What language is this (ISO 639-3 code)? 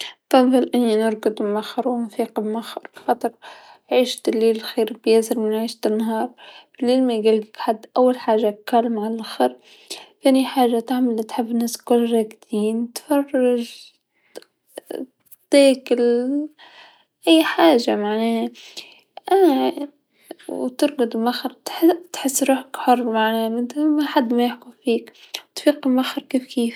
aeb